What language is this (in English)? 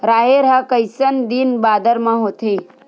Chhattisgarhi